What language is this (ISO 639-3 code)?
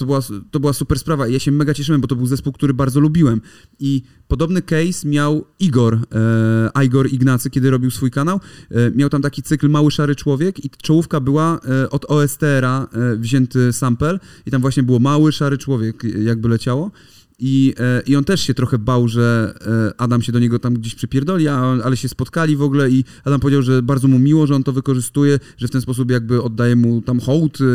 pol